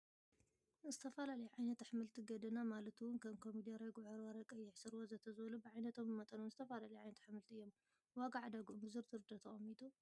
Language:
Tigrinya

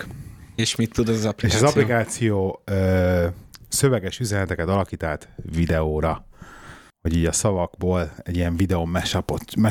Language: Hungarian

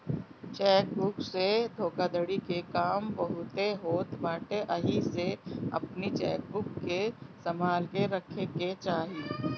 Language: Bhojpuri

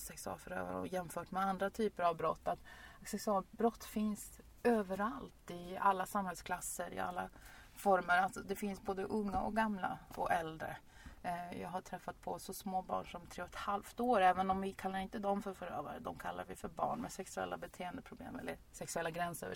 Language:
Swedish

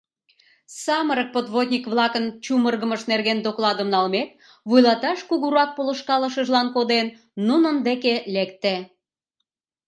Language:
Mari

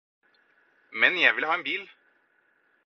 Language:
Norwegian Bokmål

